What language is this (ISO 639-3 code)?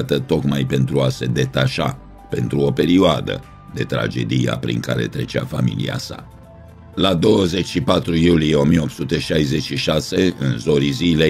ron